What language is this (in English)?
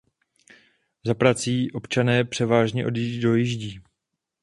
Czech